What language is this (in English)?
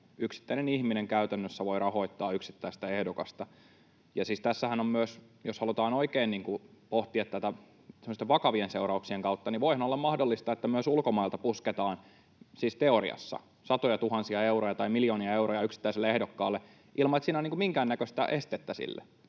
Finnish